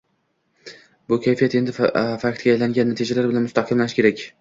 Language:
Uzbek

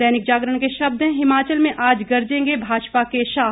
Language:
Hindi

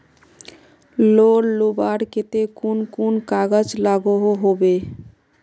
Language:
Magahi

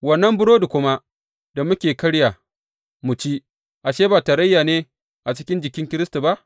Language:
Hausa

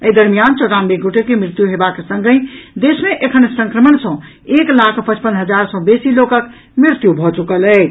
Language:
Maithili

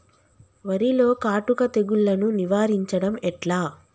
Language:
Telugu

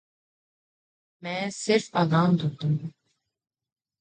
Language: Urdu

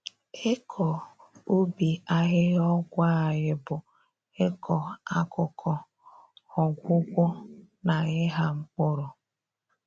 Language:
Igbo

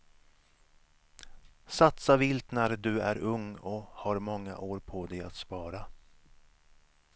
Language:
Swedish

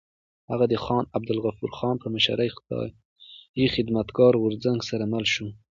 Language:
Pashto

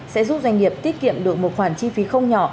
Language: Vietnamese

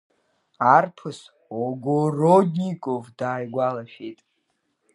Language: Abkhazian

